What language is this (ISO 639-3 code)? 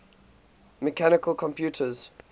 eng